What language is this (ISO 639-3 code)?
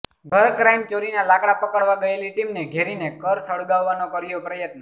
guj